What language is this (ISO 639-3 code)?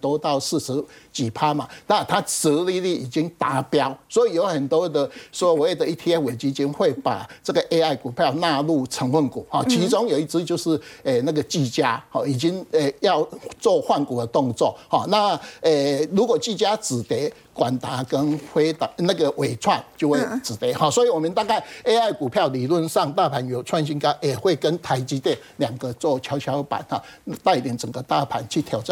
zho